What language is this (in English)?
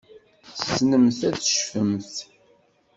Kabyle